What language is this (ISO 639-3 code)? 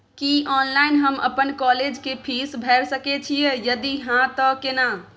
mai